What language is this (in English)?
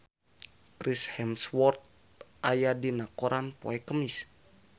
Sundanese